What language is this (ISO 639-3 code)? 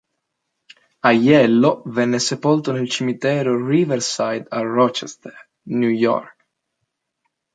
ita